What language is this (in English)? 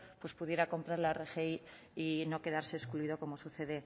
Spanish